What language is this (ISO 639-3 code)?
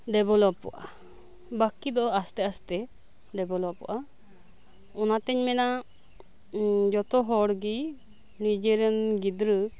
sat